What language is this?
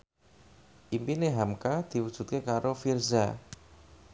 Javanese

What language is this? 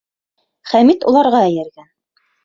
Bashkir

